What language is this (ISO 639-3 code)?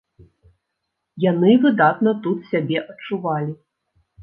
bel